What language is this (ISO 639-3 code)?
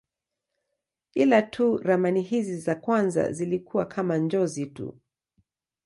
swa